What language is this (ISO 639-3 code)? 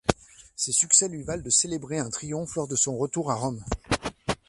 fra